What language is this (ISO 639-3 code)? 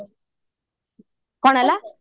ori